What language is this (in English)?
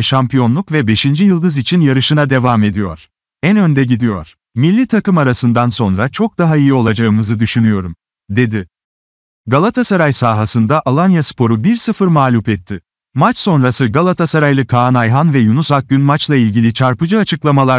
Turkish